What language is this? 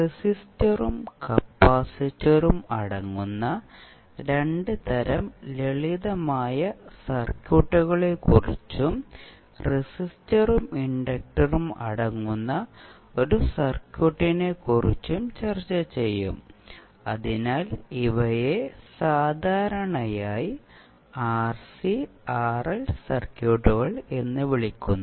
Malayalam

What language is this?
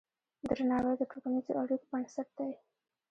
Pashto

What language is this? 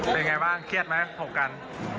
Thai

